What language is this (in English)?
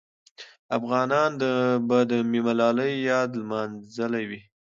Pashto